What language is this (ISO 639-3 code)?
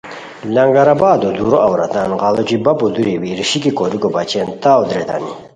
khw